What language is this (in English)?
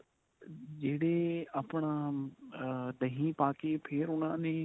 Punjabi